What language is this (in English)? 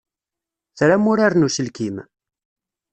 Kabyle